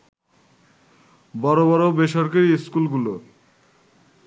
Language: Bangla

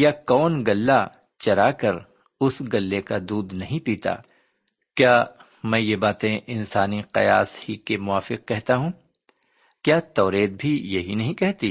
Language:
Urdu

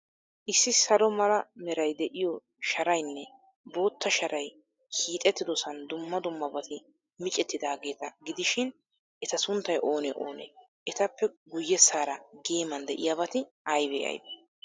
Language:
Wolaytta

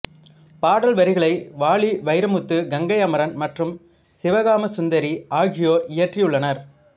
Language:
Tamil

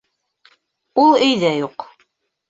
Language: Bashkir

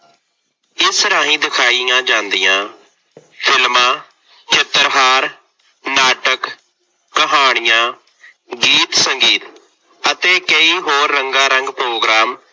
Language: Punjabi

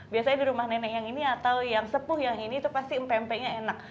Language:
Indonesian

